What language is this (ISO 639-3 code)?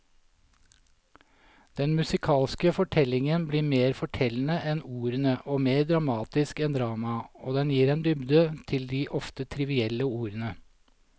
nor